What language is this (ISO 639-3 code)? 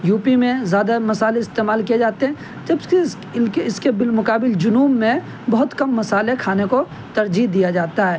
urd